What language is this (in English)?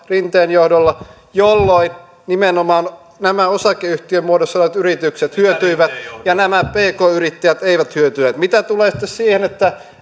Finnish